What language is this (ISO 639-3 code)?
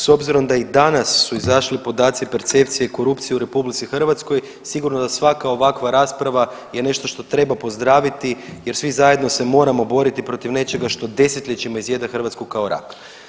hrv